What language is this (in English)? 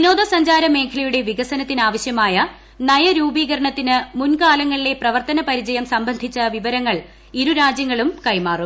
Malayalam